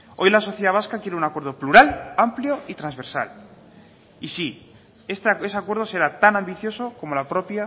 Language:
Spanish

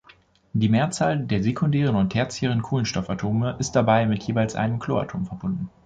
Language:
German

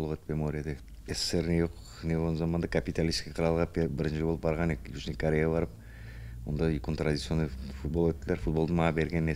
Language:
Turkish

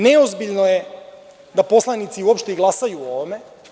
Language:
Serbian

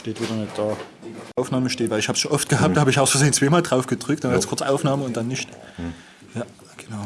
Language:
German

